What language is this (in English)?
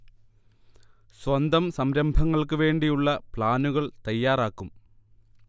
Malayalam